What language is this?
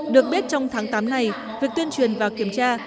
Vietnamese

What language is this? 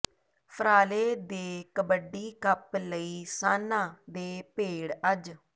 Punjabi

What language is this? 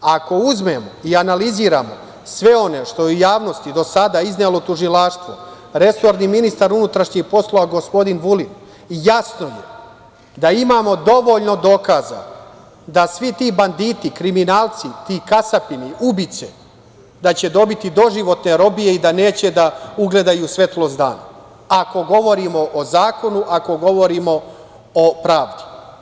Serbian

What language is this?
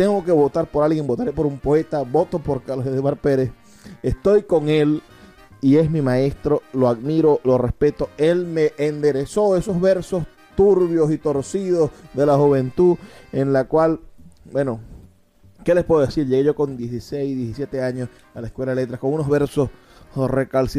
Spanish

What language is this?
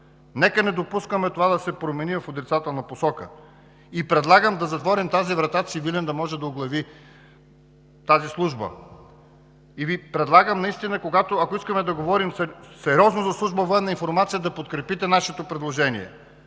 Bulgarian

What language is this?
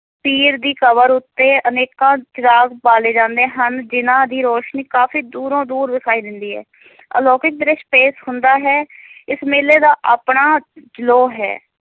Punjabi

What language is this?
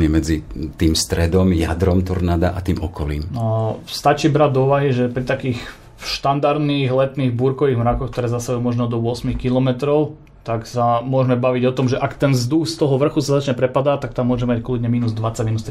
Slovak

